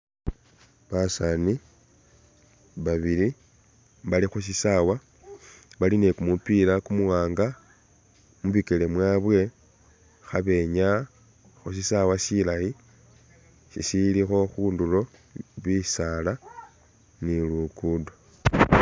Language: Masaaba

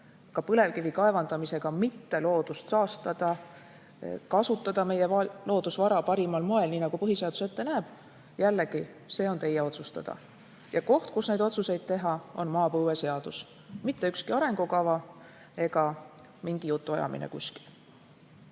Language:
Estonian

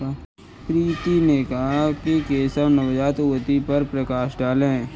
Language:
Hindi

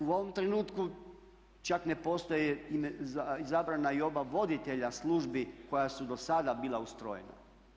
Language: Croatian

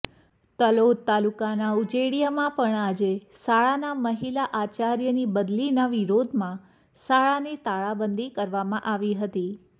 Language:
Gujarati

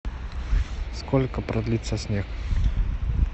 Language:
Russian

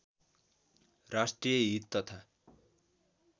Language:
Nepali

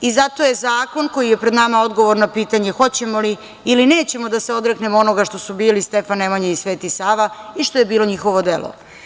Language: Serbian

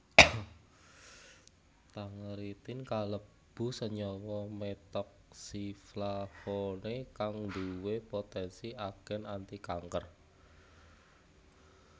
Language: Javanese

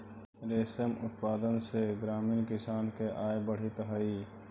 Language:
Magahi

